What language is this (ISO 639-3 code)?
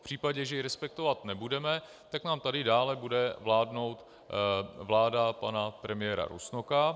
ces